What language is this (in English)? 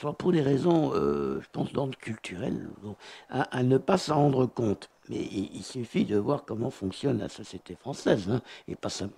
French